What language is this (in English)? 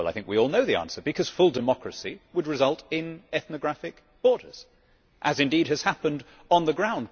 English